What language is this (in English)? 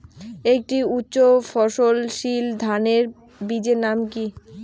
Bangla